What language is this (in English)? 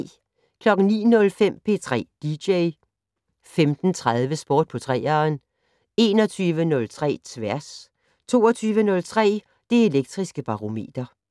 Danish